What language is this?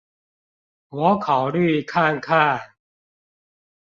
Chinese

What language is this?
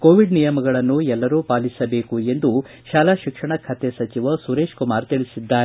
Kannada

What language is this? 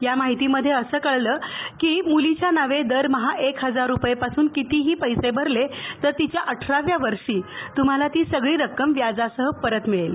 Marathi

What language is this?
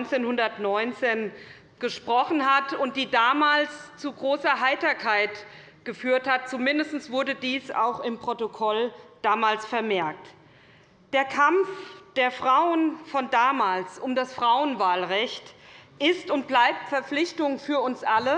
German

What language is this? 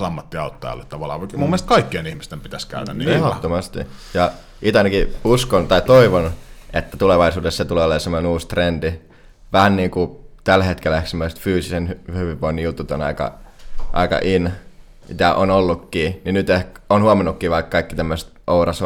Finnish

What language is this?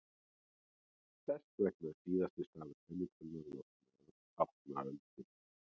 Icelandic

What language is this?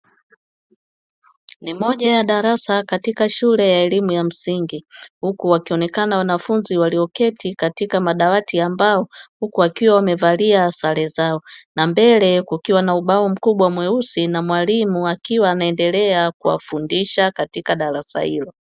Swahili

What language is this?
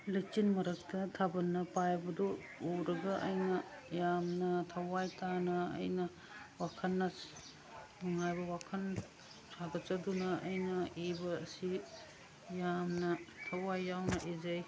Manipuri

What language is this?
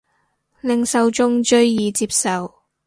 Cantonese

